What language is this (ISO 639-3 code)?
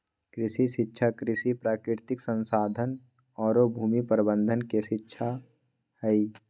mag